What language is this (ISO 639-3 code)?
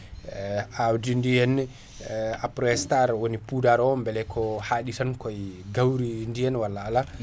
ful